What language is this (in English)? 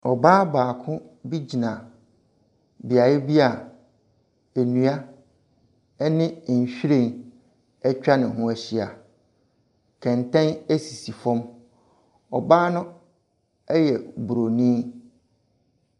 Akan